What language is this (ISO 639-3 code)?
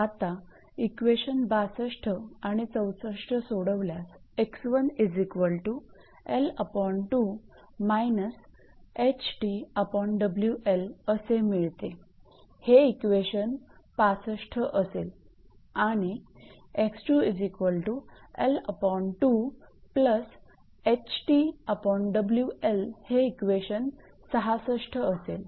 mar